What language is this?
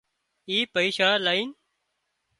Wadiyara Koli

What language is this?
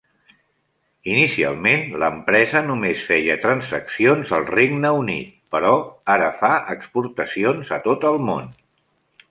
Catalan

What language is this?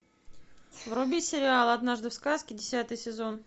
Russian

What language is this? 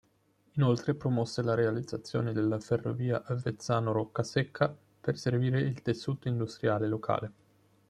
Italian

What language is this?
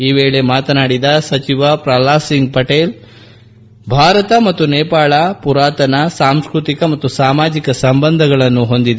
Kannada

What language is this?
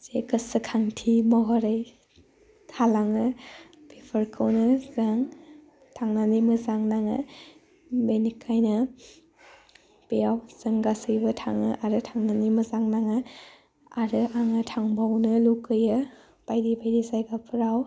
Bodo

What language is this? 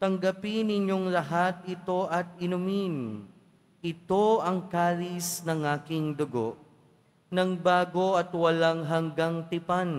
Filipino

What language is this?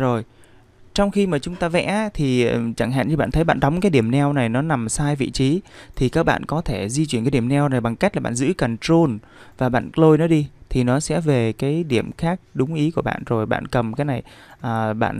Vietnamese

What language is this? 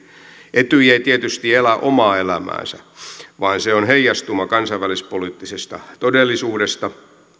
Finnish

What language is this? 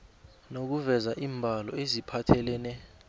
South Ndebele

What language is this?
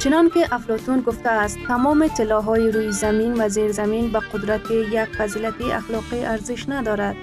Persian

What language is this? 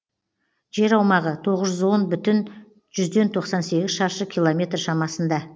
Kazakh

